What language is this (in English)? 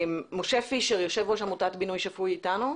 Hebrew